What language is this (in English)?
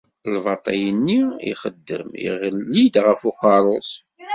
Kabyle